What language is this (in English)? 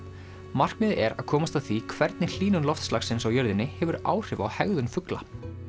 Icelandic